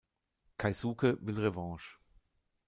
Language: German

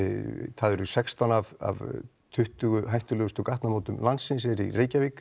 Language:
Icelandic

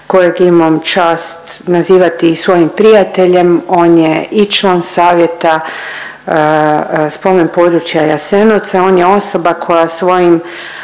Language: Croatian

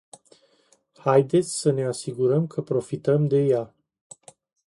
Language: Romanian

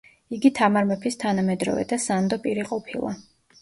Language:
Georgian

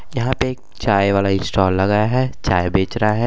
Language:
Bhojpuri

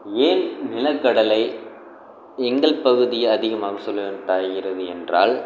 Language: Tamil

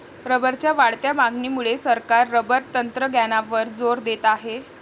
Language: Marathi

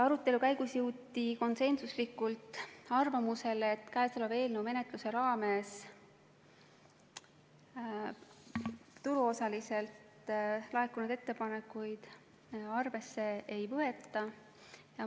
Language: Estonian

